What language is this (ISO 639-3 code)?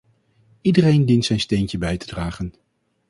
nld